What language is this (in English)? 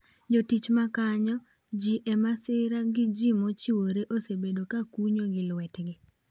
Luo (Kenya and Tanzania)